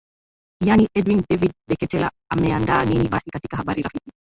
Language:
Swahili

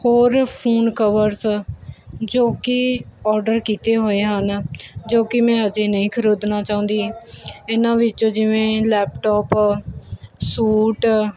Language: Punjabi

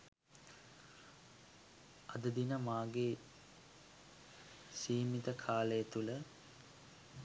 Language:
Sinhala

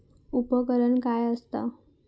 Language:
Marathi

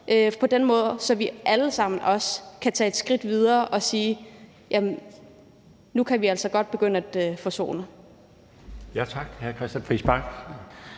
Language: Danish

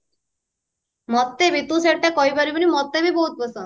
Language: Odia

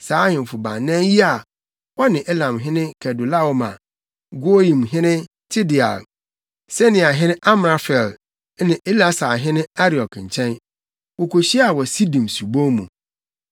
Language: Akan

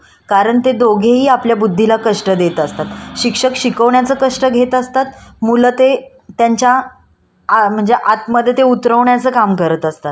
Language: Marathi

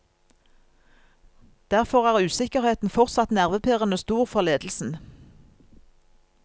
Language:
Norwegian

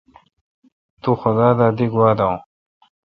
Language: Kalkoti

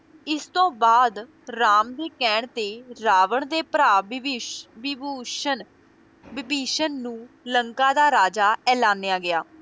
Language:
Punjabi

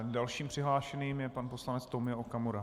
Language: Czech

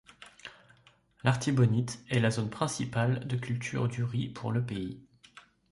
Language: French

